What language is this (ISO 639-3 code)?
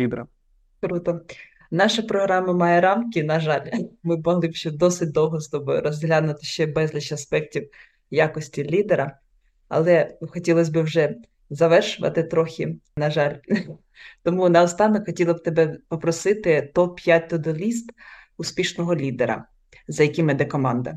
ukr